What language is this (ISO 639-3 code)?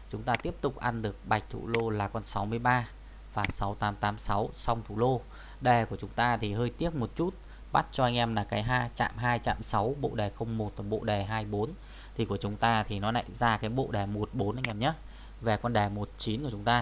vie